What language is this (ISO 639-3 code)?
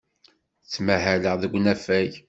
kab